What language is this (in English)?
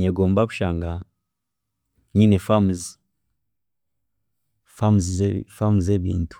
Chiga